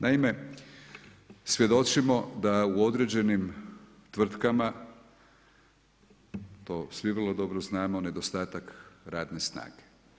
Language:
Croatian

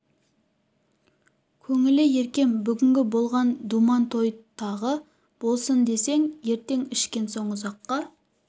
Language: Kazakh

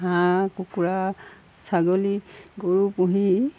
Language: Assamese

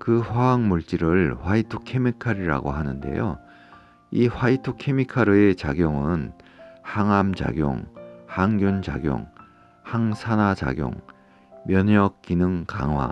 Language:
Korean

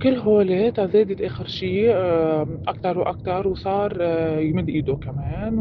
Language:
Arabic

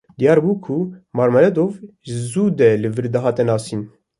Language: Kurdish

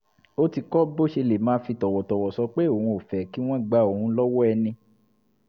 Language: Yoruba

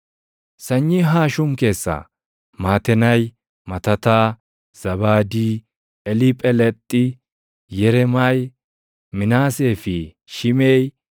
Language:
Oromo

